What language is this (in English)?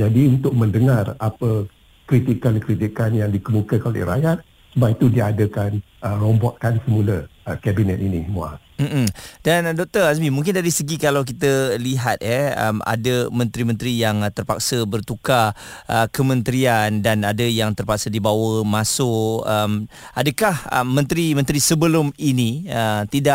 Malay